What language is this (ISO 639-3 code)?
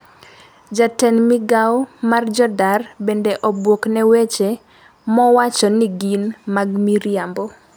luo